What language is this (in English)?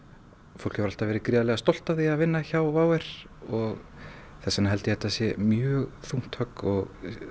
Icelandic